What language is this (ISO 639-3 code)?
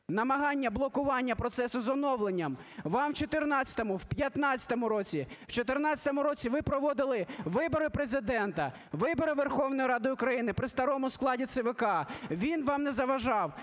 ukr